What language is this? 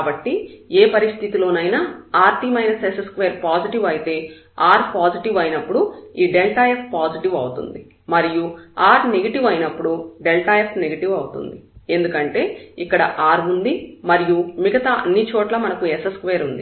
Telugu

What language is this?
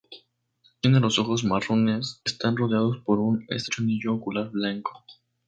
Spanish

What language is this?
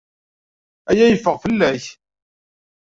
Kabyle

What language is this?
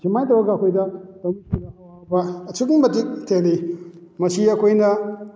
Manipuri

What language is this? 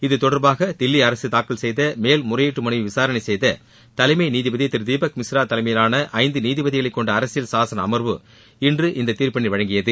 Tamil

